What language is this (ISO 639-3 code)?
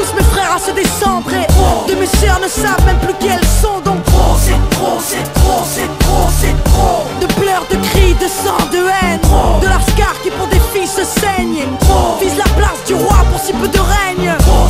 fra